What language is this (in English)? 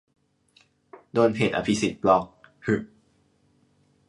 Thai